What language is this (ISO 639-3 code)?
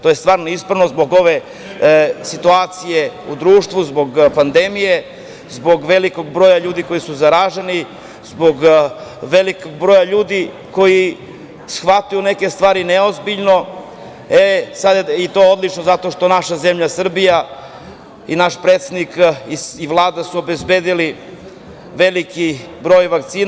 srp